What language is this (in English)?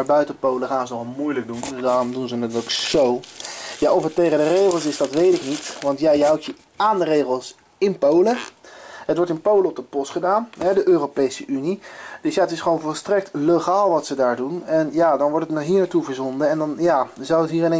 Dutch